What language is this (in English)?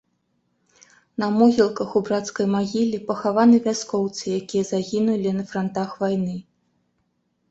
Belarusian